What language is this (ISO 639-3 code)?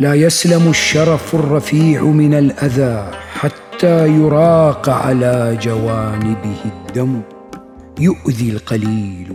ara